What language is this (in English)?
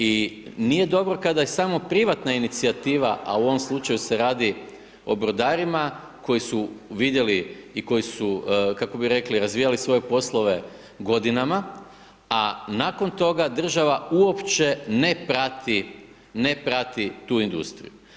Croatian